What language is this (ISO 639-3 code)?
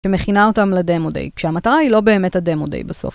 heb